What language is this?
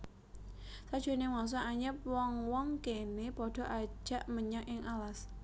Javanese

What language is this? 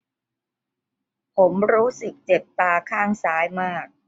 Thai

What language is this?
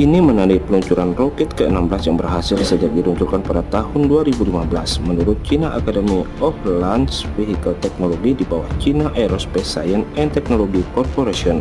Indonesian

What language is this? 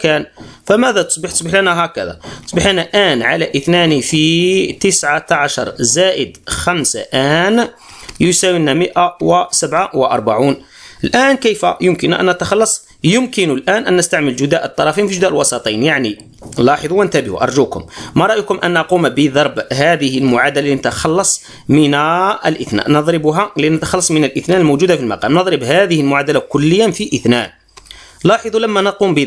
Arabic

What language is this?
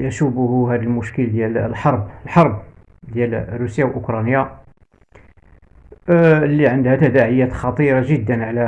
Arabic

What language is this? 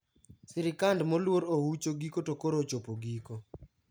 Luo (Kenya and Tanzania)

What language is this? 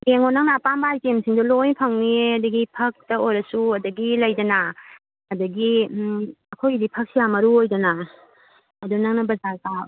Manipuri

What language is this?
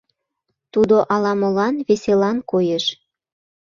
Mari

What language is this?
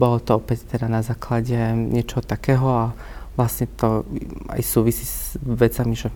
Slovak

